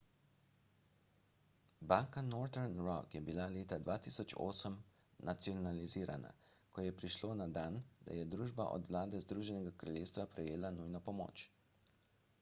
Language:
Slovenian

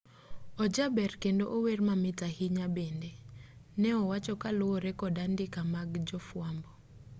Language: Luo (Kenya and Tanzania)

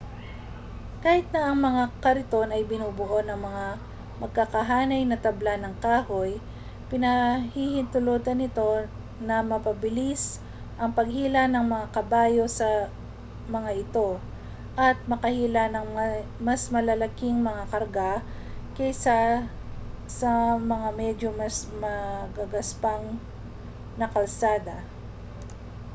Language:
Filipino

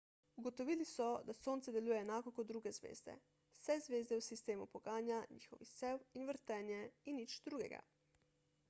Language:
Slovenian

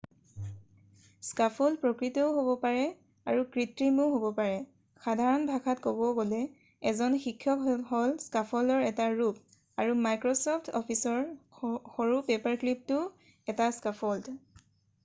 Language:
Assamese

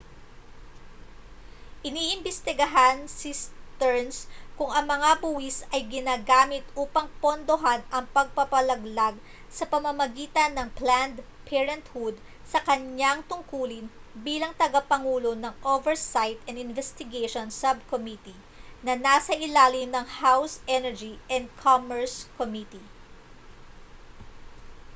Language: Filipino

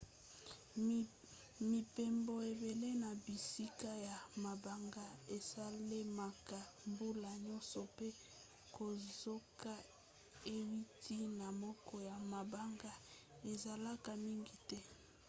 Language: Lingala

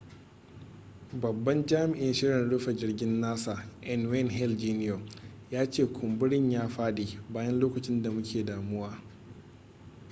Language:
Hausa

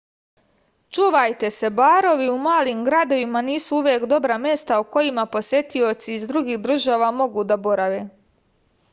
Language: Serbian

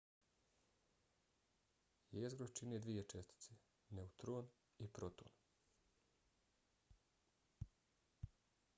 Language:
Bosnian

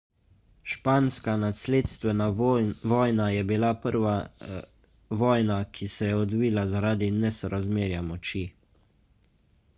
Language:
Slovenian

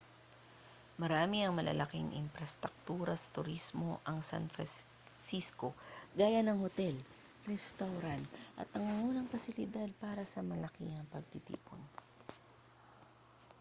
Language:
Filipino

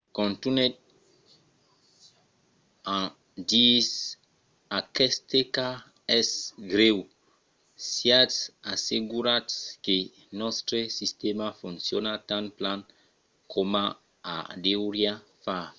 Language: Occitan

